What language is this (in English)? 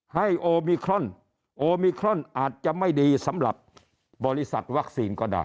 Thai